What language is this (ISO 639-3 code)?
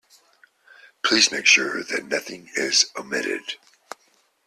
eng